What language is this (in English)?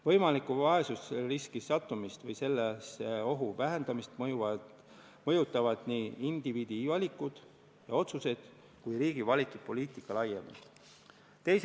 Estonian